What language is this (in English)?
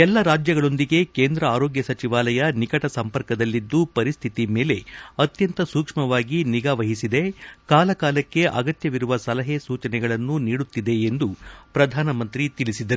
Kannada